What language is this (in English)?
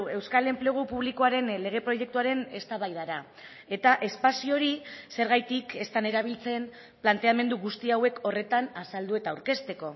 Basque